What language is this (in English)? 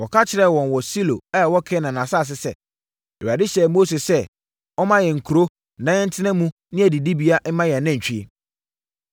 Akan